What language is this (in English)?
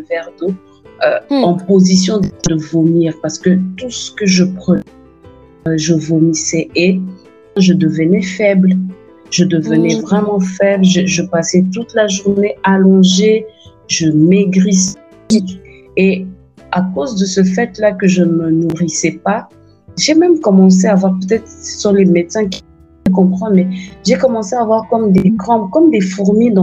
French